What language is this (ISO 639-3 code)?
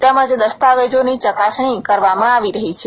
guj